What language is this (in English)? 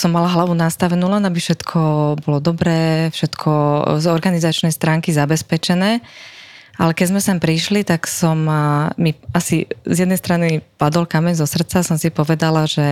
Slovak